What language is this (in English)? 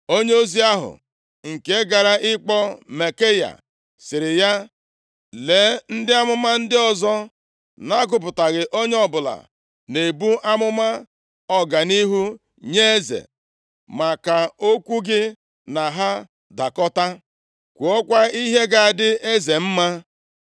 Igbo